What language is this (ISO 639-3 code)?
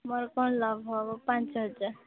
ori